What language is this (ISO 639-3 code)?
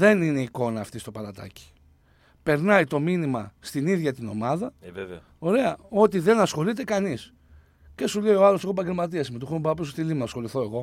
ell